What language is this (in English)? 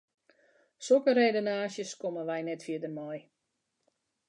Western Frisian